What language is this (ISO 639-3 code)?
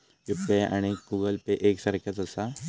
mar